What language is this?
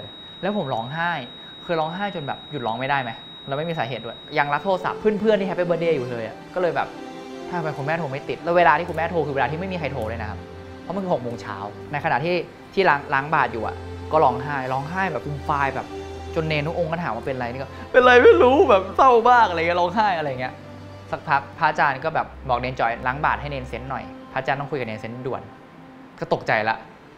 Thai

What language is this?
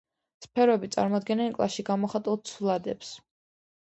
Georgian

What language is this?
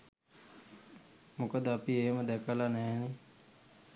Sinhala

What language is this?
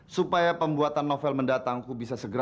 Indonesian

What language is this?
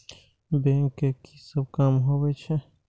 Maithili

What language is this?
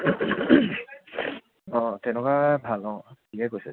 Assamese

